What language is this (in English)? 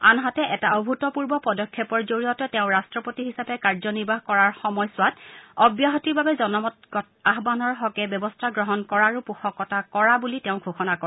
Assamese